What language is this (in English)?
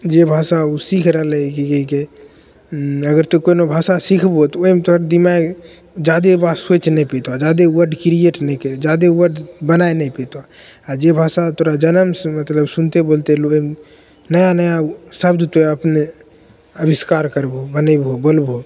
Maithili